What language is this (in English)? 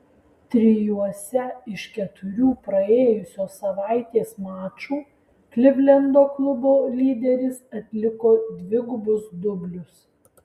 Lithuanian